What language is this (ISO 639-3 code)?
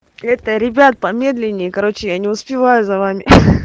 rus